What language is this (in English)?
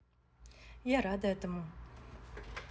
Russian